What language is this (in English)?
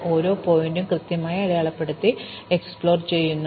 Malayalam